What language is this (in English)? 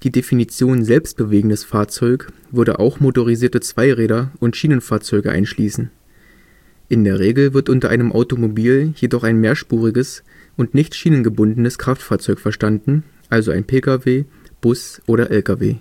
German